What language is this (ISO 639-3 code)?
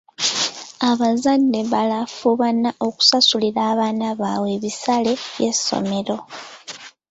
lug